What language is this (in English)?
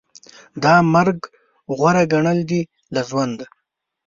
Pashto